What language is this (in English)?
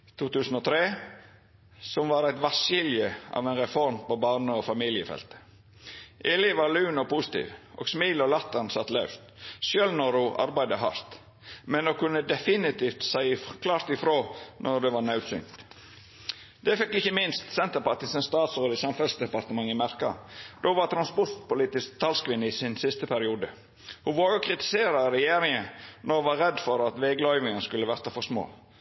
Norwegian Nynorsk